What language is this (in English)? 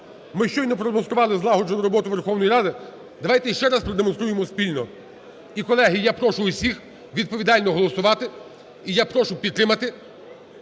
Ukrainian